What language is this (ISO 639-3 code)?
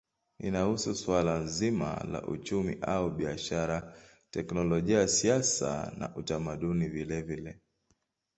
swa